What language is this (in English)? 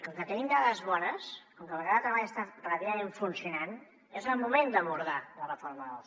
Catalan